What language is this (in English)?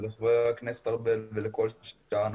Hebrew